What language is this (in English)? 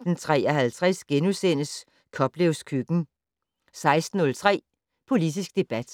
Danish